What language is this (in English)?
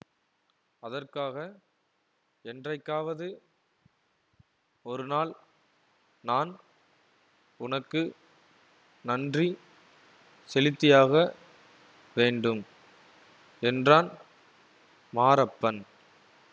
Tamil